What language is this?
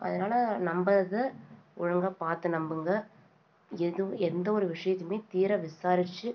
Tamil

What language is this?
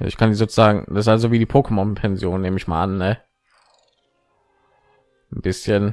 German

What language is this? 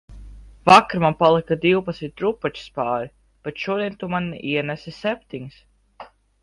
Latvian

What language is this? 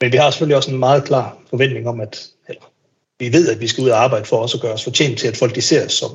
Danish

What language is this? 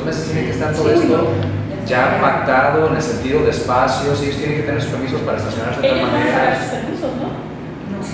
Spanish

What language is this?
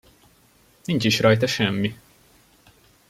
Hungarian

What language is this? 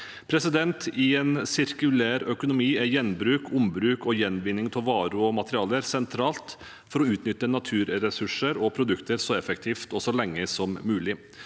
Norwegian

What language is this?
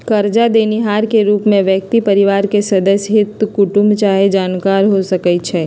Magahi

